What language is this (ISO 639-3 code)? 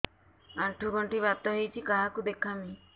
ori